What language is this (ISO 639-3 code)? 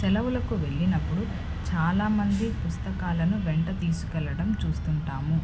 tel